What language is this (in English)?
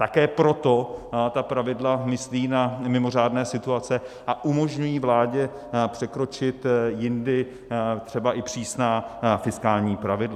Czech